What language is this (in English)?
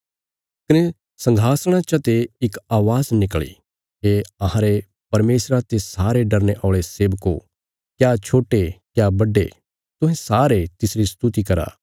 Bilaspuri